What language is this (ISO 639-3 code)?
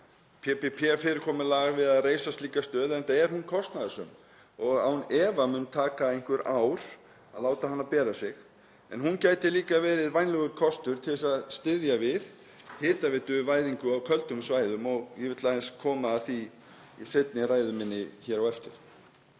isl